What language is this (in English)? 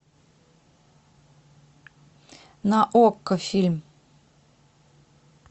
Russian